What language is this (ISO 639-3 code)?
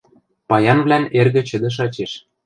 mrj